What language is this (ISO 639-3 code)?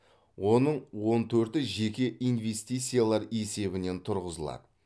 kaz